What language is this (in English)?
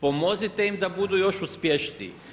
Croatian